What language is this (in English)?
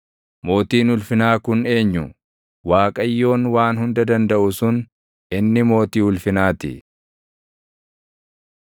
Oromo